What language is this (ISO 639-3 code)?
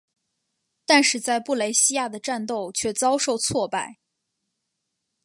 zho